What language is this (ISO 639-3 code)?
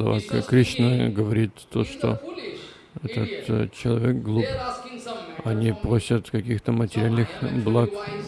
rus